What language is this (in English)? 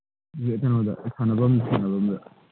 Manipuri